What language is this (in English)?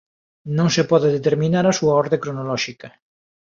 Galician